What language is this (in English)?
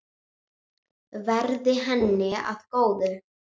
Icelandic